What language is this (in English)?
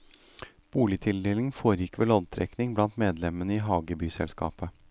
Norwegian